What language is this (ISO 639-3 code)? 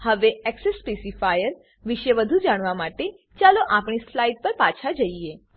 guj